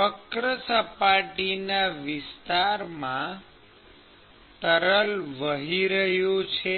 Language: Gujarati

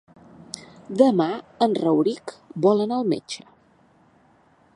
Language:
Catalan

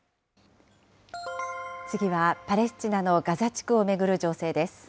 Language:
Japanese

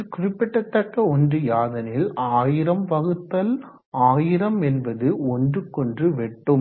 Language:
Tamil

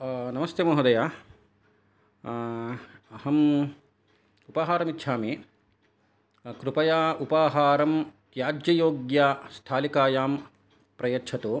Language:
Sanskrit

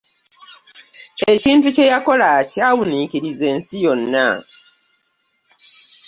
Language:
Ganda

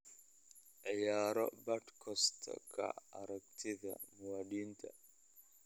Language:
Somali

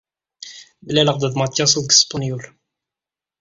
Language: Kabyle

